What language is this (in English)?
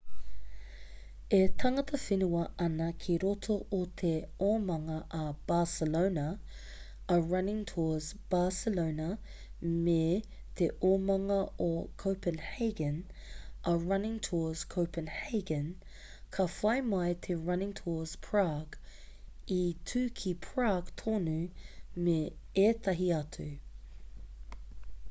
Māori